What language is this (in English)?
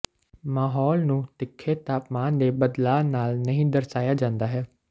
Punjabi